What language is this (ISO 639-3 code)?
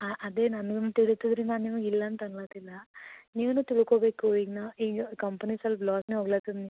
kan